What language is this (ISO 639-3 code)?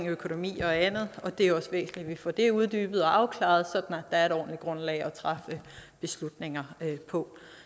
dan